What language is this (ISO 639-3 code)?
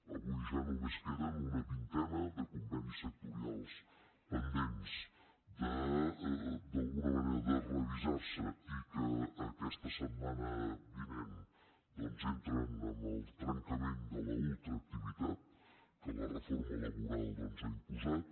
cat